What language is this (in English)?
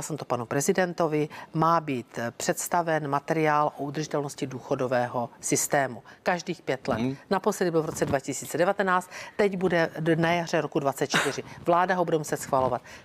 Czech